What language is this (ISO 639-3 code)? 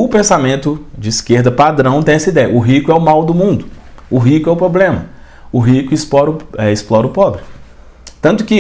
por